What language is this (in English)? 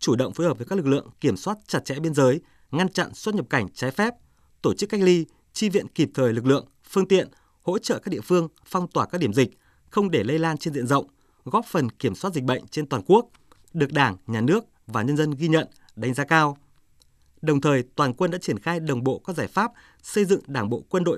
Vietnamese